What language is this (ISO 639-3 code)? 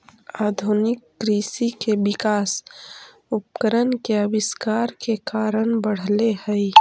mag